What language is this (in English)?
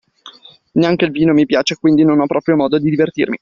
Italian